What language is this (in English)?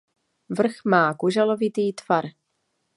Czech